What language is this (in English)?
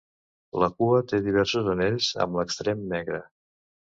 Catalan